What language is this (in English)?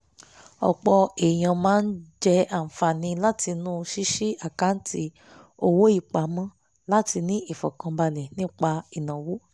Yoruba